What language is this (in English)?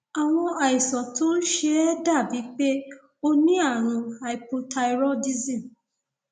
Yoruba